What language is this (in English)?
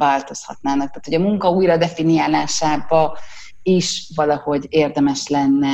Hungarian